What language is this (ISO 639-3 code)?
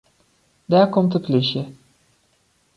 fry